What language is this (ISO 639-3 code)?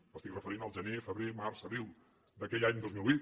cat